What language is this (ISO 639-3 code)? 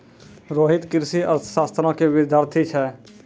mai